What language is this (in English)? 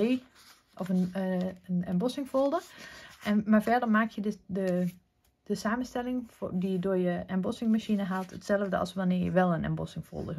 Dutch